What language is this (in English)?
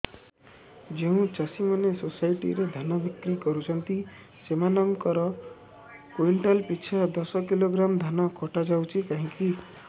Odia